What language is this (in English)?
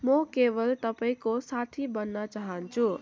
Nepali